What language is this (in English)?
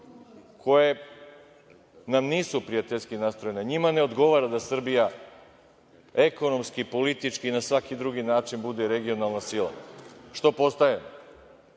Serbian